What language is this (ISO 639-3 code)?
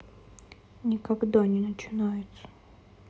rus